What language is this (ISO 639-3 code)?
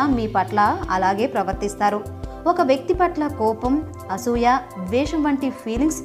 tel